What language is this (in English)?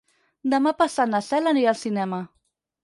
Catalan